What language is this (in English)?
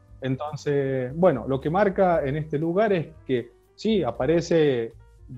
Spanish